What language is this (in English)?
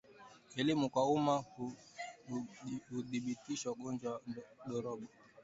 Swahili